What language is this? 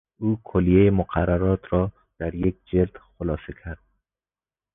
Persian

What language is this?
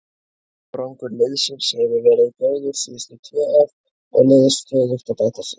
Icelandic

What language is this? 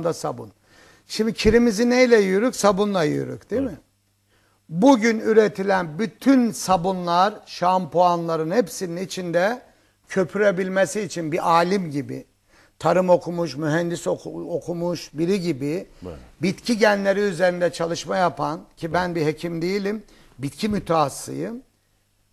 Turkish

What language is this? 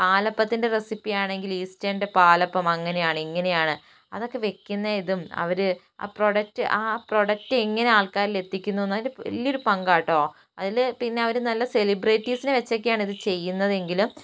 Malayalam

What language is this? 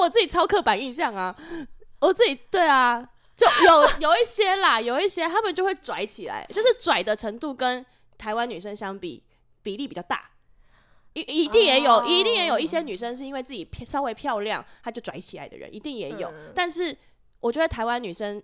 Chinese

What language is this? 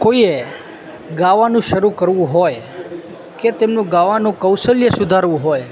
Gujarati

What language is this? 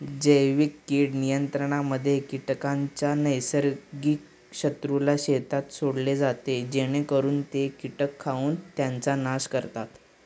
Marathi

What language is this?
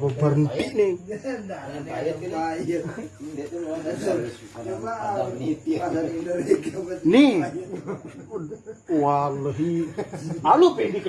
Indonesian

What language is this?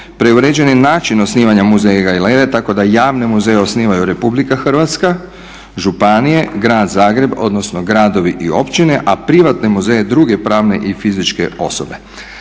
Croatian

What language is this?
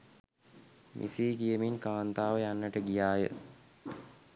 Sinhala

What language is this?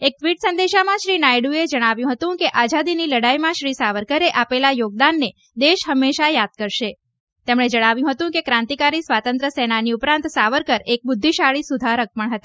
Gujarati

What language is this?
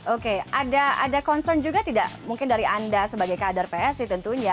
Indonesian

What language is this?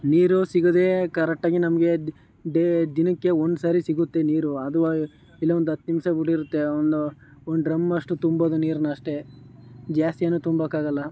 Kannada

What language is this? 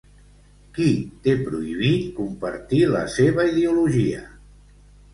Catalan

